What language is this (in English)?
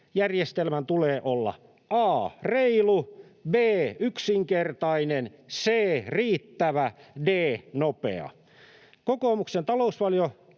Finnish